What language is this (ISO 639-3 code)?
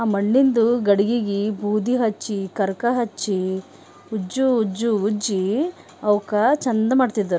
kan